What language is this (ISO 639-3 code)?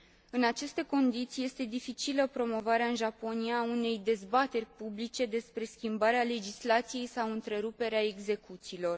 ron